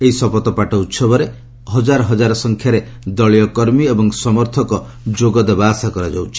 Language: Odia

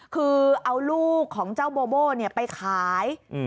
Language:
Thai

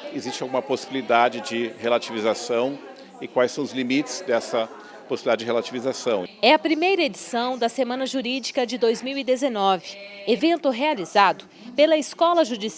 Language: Portuguese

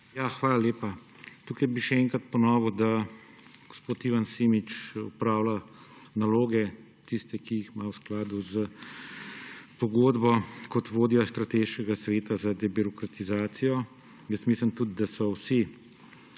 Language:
Slovenian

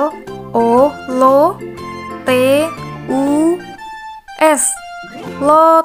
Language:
Indonesian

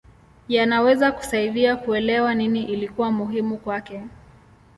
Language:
Swahili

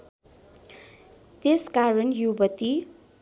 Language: Nepali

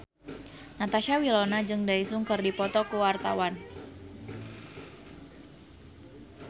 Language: Sundanese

